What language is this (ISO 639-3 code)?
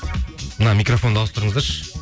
kaz